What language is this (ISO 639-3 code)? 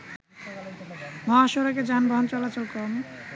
ben